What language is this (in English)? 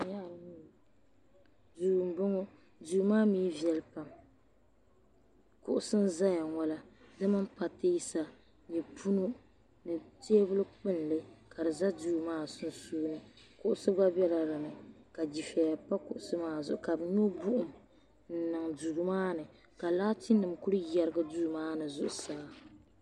Dagbani